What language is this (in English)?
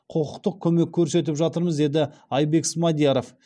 Kazakh